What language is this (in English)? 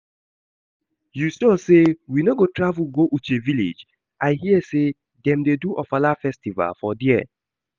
Nigerian Pidgin